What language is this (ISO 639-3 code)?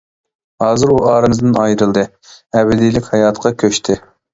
uig